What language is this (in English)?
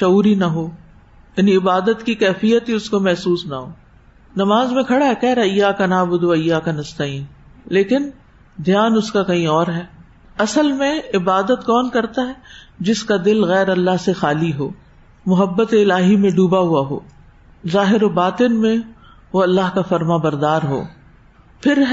Urdu